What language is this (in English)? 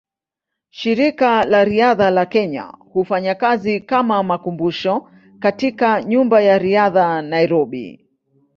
Swahili